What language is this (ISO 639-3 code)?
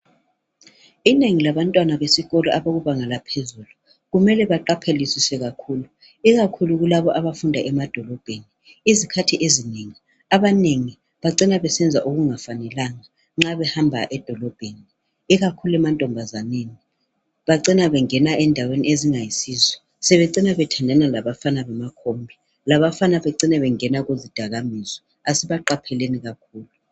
nde